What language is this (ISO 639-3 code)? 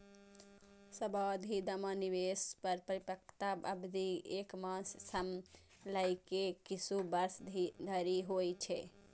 mai